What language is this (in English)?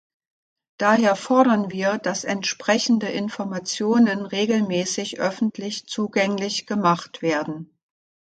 German